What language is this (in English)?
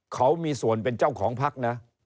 Thai